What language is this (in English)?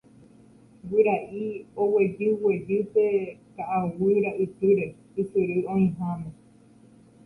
Guarani